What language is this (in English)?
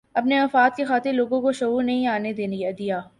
Urdu